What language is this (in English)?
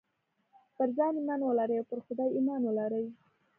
Pashto